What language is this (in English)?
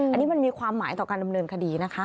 Thai